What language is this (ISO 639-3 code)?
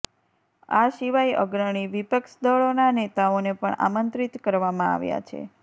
guj